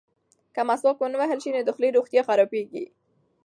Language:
Pashto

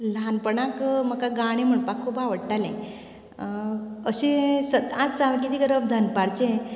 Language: Konkani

